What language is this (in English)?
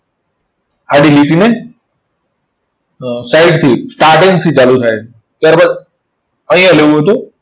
Gujarati